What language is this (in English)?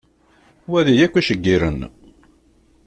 Kabyle